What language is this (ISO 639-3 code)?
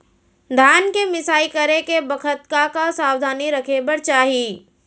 hne